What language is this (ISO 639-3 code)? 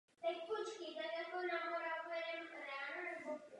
ces